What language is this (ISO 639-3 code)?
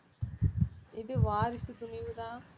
tam